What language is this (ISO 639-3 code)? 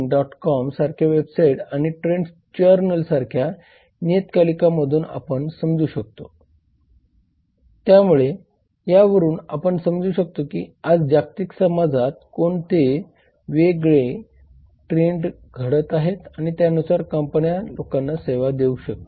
mar